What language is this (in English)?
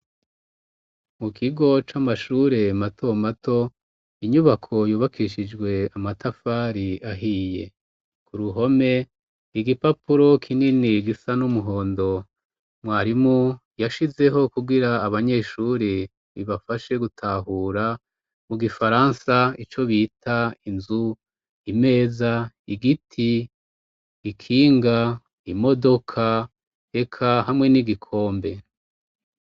Rundi